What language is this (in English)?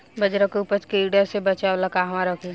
Bhojpuri